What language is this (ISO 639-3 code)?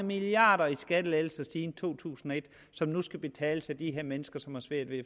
dan